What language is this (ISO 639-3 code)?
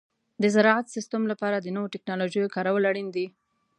pus